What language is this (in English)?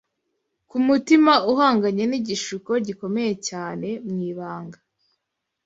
Kinyarwanda